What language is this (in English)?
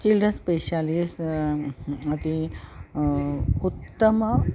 Sanskrit